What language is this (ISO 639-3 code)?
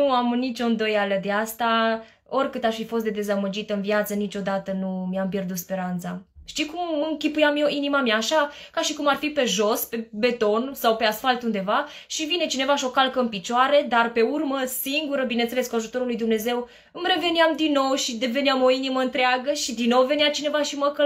ron